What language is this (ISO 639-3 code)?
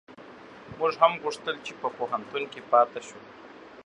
pus